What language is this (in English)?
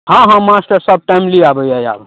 Maithili